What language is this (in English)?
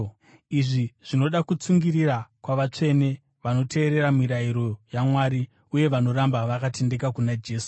Shona